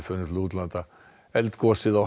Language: Icelandic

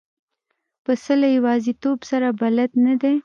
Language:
Pashto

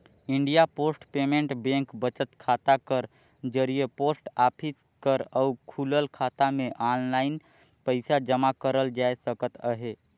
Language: Chhattisgarhi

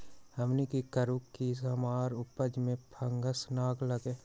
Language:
Magahi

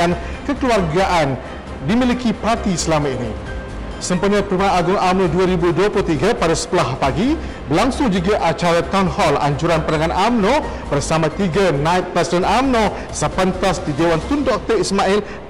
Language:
Malay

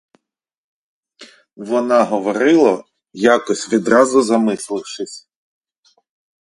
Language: Ukrainian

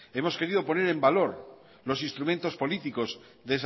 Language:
Spanish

